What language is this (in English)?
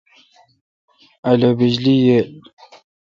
Kalkoti